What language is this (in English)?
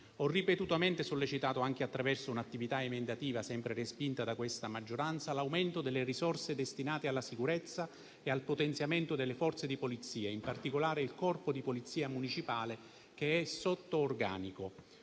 Italian